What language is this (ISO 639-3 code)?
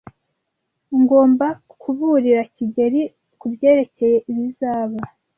kin